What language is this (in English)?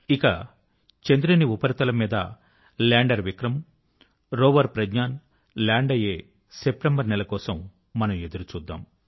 Telugu